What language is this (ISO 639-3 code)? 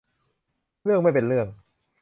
tha